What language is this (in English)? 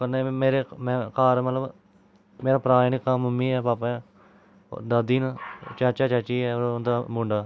Dogri